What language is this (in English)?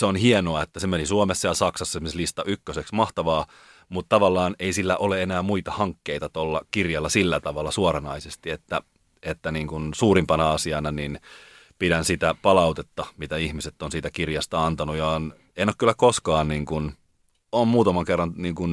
Finnish